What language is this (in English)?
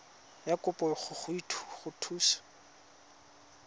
Tswana